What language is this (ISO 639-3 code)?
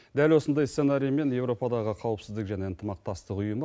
kaz